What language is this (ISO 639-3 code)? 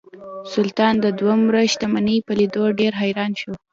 pus